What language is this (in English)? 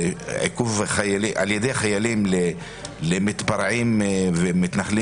Hebrew